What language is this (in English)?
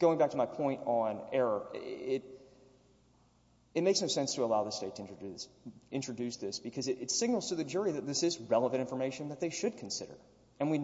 English